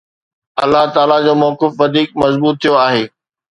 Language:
Sindhi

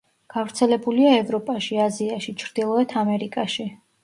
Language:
Georgian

